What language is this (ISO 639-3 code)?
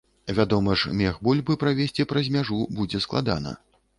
bel